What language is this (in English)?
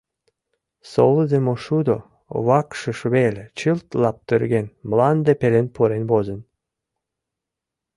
Mari